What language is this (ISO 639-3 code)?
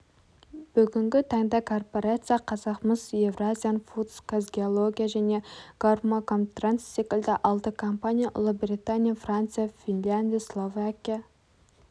kaz